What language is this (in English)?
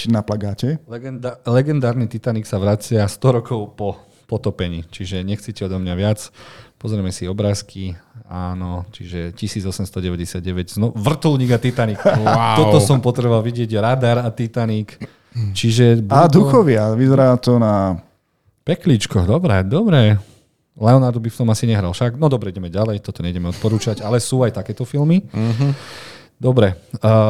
Slovak